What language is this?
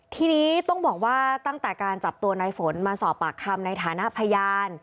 Thai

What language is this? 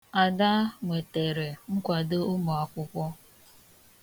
Igbo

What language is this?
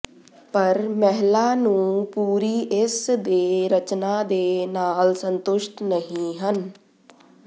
Punjabi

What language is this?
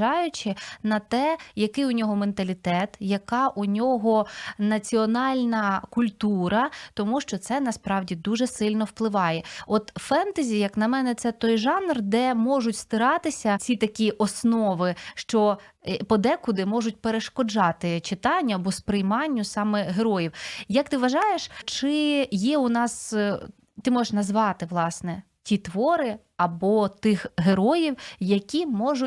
Ukrainian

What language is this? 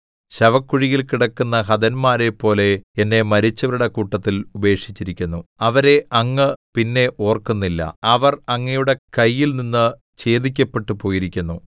Malayalam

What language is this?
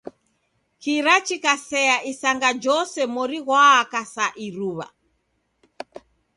Taita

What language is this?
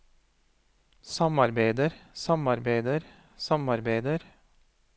Norwegian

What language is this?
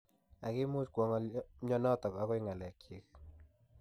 Kalenjin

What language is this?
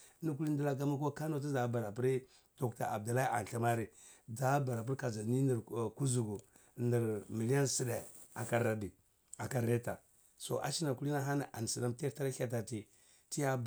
Cibak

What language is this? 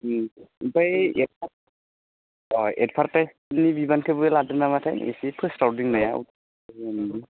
Bodo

